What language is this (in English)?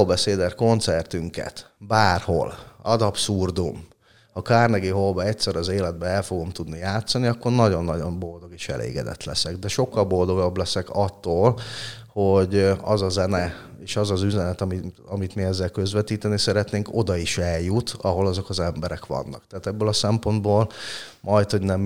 Hungarian